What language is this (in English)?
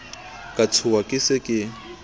Southern Sotho